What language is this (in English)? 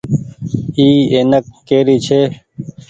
Goaria